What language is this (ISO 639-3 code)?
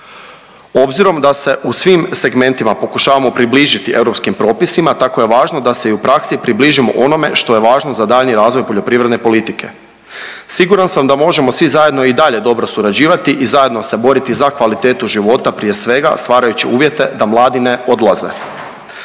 hrv